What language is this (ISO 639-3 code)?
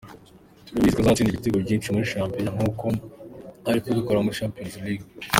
kin